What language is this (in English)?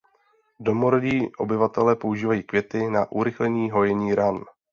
Czech